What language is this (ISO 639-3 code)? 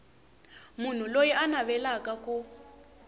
tso